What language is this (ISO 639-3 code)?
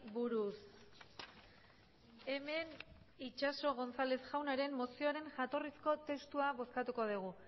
eus